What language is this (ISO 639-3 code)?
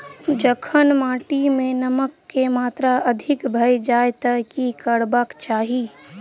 mai